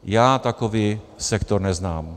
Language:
Czech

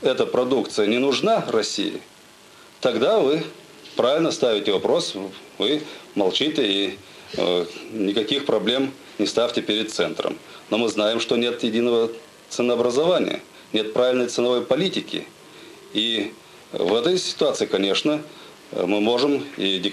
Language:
Russian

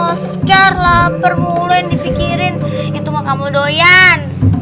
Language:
Indonesian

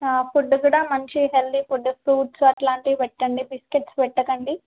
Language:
Telugu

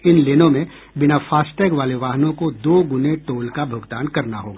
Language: Hindi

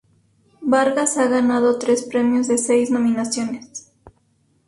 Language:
Spanish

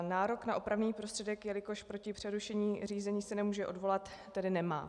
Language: Czech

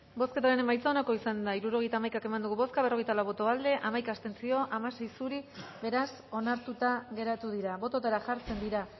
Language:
Basque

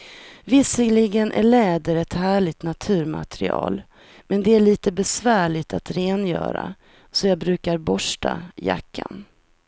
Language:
Swedish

